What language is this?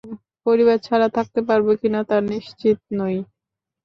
Bangla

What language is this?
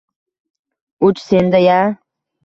Uzbek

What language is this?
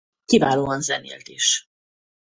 Hungarian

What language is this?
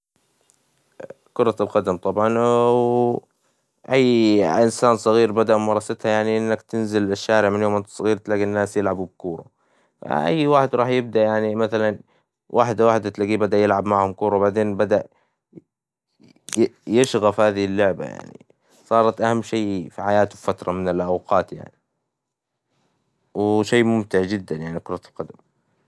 Hijazi Arabic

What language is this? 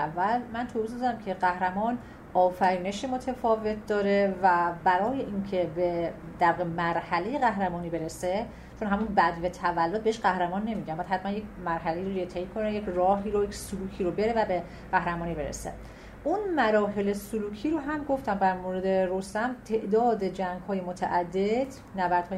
Persian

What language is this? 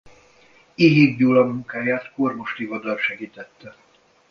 Hungarian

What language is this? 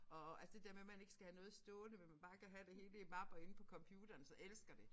Danish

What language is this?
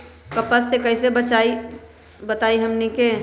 Magahi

